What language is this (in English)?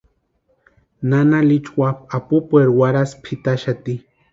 Western Highland Purepecha